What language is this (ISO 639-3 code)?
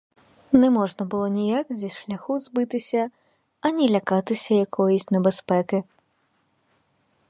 ukr